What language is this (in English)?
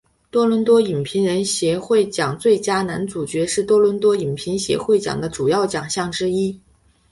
Chinese